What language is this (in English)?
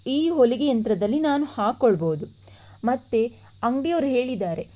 Kannada